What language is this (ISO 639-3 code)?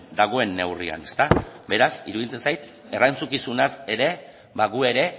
eus